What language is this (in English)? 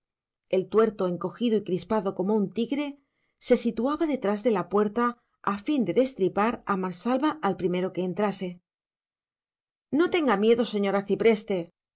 Spanish